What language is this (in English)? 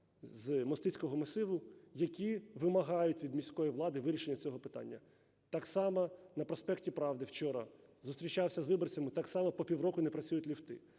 Ukrainian